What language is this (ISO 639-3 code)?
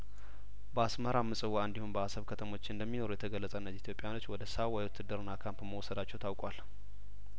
amh